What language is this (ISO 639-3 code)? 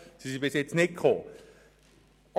gsw